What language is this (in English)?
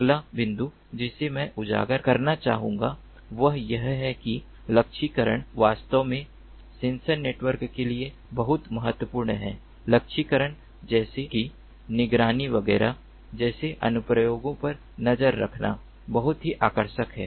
Hindi